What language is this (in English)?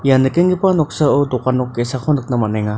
Garo